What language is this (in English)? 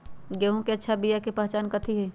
Magahi